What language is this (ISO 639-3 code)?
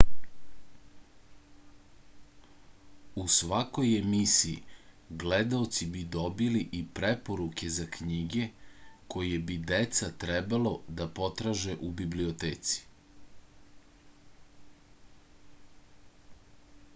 srp